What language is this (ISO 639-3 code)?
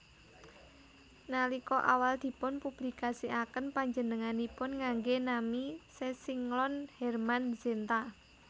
jav